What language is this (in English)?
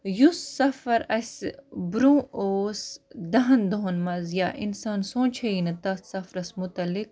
Kashmiri